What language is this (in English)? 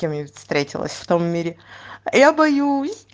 Russian